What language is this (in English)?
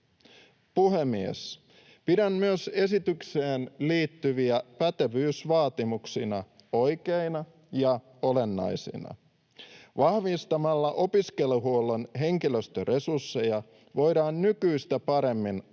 Finnish